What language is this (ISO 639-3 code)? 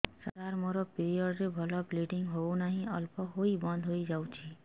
ori